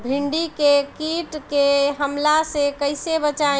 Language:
Bhojpuri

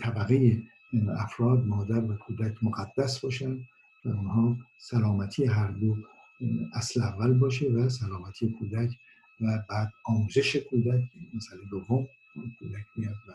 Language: Persian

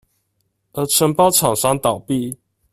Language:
Chinese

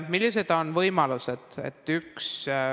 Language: Estonian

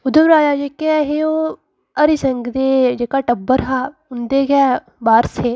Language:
Dogri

